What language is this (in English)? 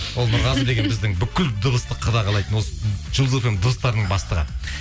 Kazakh